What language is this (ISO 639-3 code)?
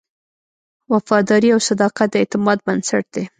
pus